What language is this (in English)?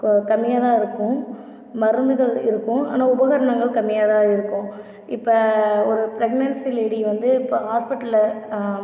Tamil